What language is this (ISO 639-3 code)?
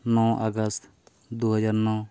sat